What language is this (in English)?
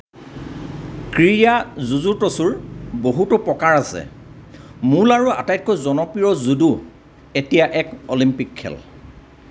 Assamese